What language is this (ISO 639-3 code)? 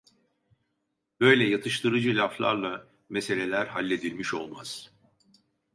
tur